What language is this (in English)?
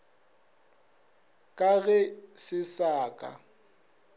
Northern Sotho